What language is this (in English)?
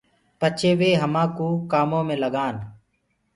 Gurgula